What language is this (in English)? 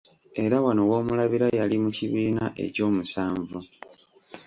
Ganda